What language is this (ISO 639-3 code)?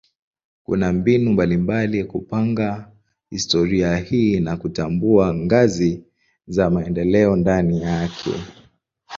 swa